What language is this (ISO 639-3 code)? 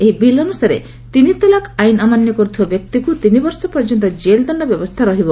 ori